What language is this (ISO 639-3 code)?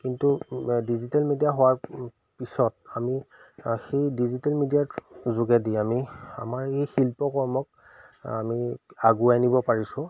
asm